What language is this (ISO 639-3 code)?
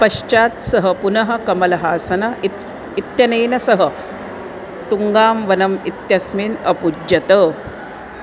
san